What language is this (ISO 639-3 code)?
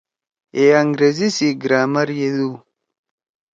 trw